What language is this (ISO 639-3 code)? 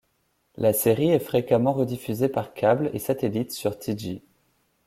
fra